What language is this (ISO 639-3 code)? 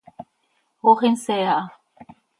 sei